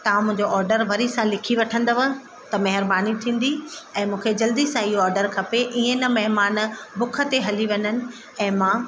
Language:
Sindhi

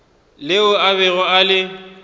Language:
Northern Sotho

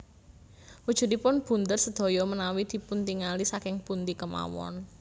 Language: Javanese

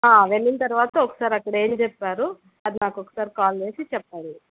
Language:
Telugu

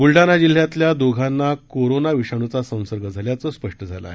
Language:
Marathi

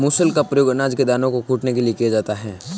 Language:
Hindi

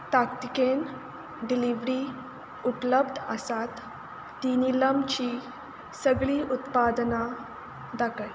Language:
Konkani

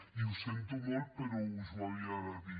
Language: Catalan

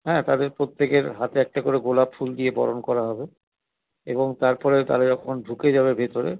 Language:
Bangla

